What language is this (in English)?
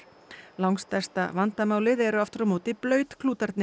Icelandic